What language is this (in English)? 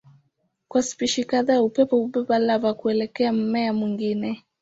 Swahili